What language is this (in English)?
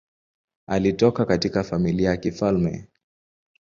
Swahili